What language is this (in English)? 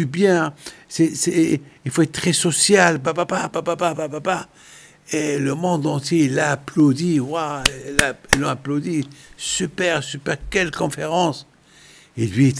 French